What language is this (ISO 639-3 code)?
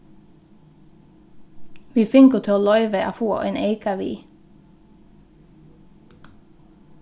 fao